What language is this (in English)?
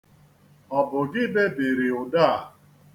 Igbo